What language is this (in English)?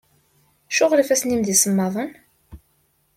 Kabyle